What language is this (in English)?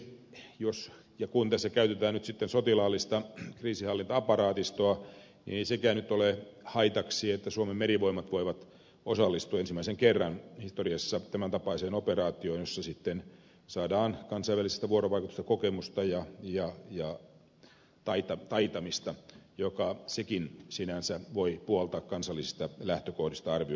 Finnish